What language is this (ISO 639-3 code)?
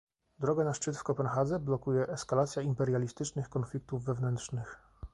pol